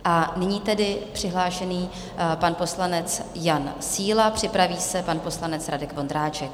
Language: Czech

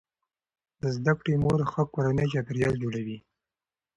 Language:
Pashto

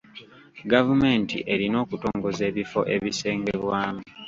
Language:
Ganda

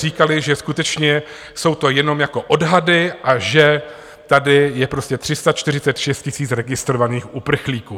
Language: Czech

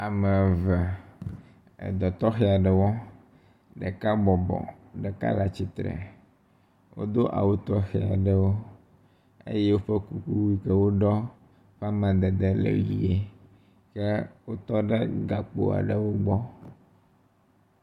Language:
Ewe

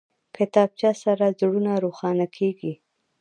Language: Pashto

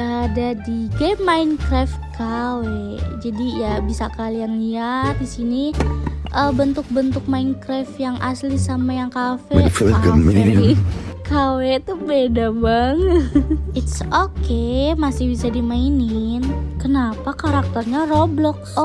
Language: Indonesian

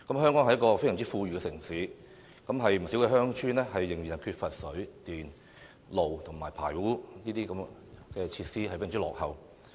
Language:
Cantonese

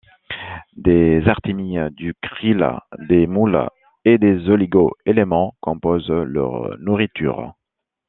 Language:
French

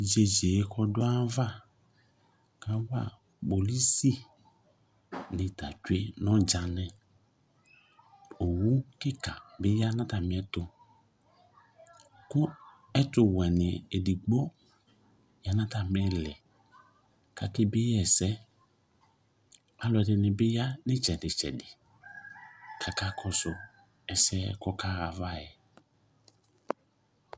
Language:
Ikposo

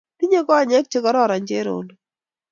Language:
Kalenjin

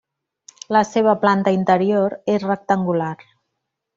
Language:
Catalan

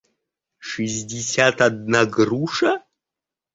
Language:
Russian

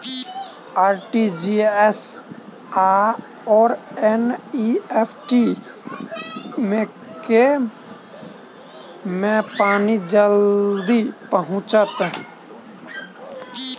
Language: Maithili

